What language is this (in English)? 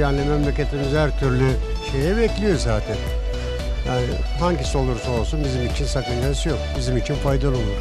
Turkish